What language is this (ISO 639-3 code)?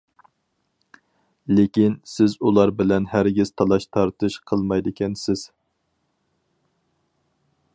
uig